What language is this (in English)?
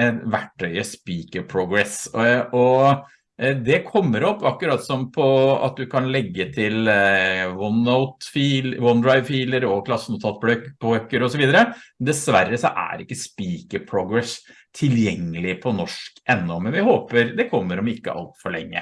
Norwegian